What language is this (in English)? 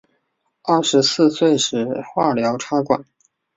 Chinese